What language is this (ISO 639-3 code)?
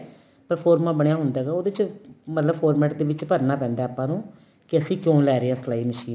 pan